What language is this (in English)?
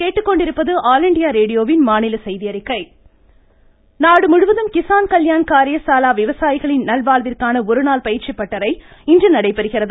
Tamil